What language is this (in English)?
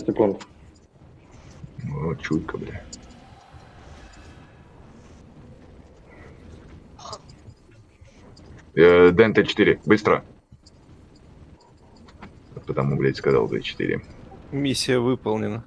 Russian